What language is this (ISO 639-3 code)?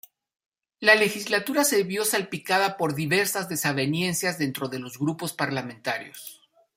spa